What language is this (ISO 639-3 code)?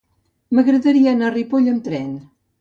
cat